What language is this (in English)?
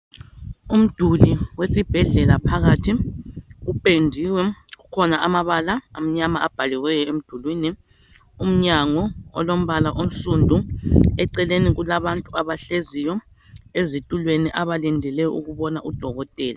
North Ndebele